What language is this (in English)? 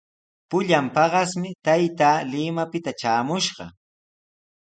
Sihuas Ancash Quechua